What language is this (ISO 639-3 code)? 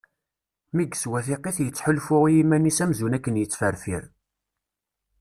kab